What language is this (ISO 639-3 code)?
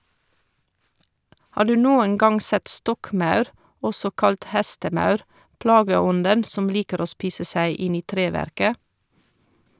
nor